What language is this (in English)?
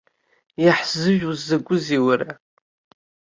Abkhazian